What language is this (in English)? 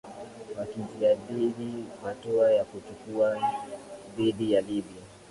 Swahili